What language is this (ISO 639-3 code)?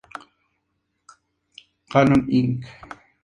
spa